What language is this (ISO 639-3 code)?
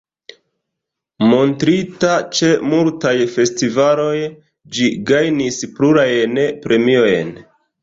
epo